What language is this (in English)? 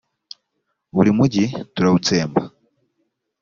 Kinyarwanda